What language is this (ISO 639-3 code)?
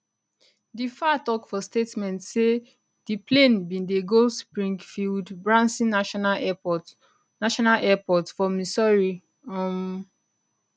pcm